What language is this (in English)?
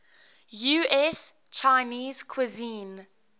English